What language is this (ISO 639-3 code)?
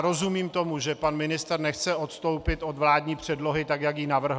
ces